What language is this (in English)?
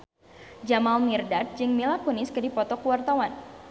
Sundanese